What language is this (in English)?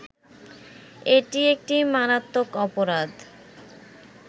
Bangla